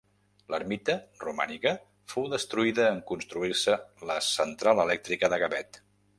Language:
Catalan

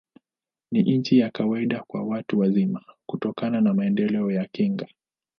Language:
Swahili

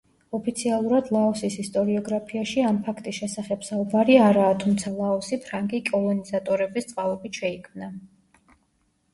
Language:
Georgian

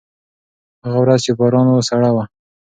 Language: Pashto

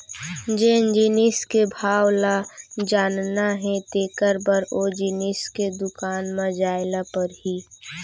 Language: Chhattisgarhi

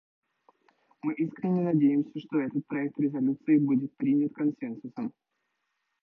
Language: Russian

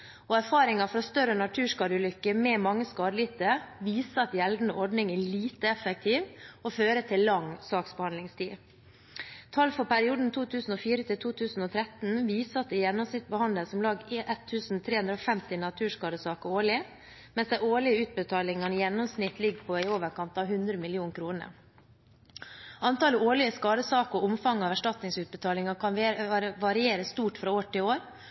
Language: Norwegian Bokmål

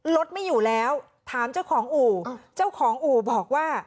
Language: Thai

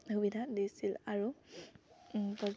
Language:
Assamese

